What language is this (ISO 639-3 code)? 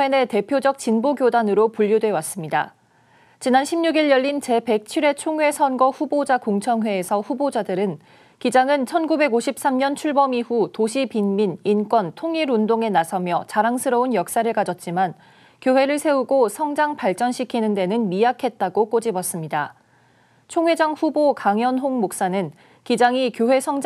kor